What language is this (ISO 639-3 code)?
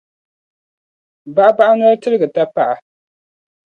dag